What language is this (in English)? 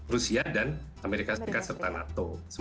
Indonesian